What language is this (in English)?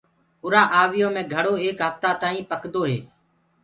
Gurgula